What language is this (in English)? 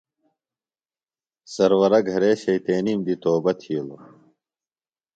Phalura